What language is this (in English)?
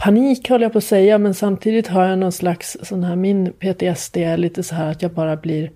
Swedish